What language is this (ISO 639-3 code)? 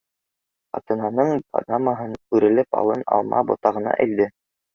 bak